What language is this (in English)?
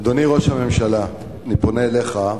Hebrew